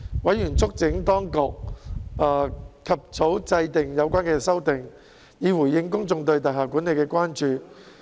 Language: Cantonese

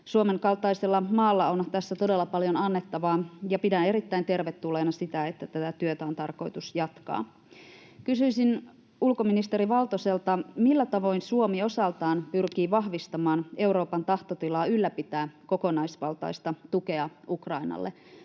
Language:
Finnish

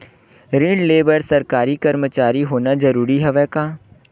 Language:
Chhattisgarhi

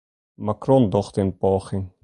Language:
Western Frisian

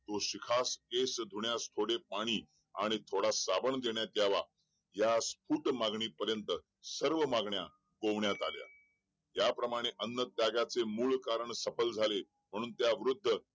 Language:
Marathi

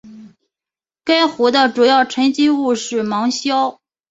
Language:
Chinese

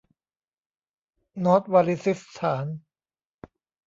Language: Thai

